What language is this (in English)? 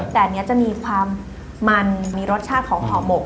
Thai